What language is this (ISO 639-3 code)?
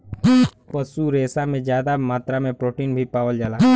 bho